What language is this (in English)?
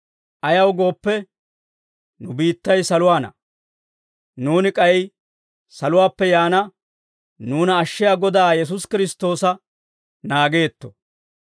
Dawro